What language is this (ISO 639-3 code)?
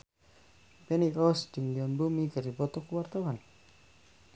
sun